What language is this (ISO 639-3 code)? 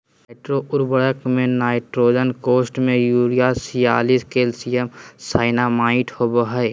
mag